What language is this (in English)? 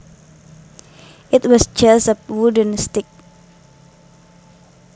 Javanese